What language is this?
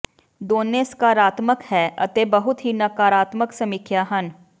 Punjabi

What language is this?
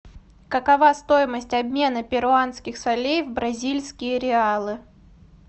Russian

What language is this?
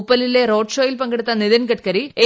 Malayalam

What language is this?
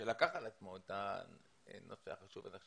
Hebrew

